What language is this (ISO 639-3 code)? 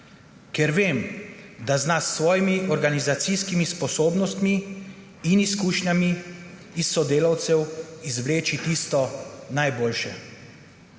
slv